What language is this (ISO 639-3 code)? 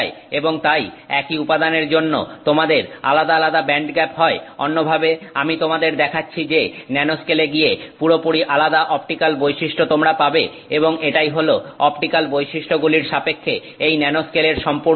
ben